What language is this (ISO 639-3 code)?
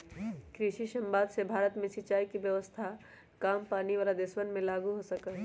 mag